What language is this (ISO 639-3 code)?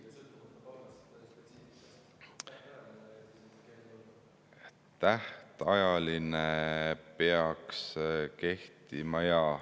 est